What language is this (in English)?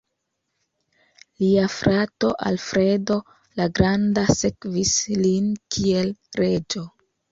Esperanto